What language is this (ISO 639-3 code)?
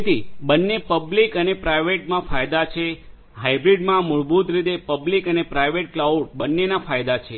guj